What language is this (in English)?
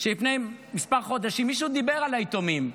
Hebrew